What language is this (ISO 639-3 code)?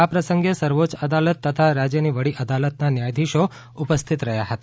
guj